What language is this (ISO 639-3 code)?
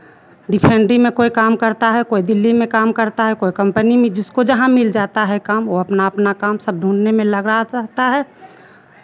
hin